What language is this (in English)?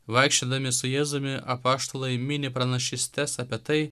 Lithuanian